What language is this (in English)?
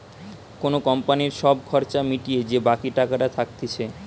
Bangla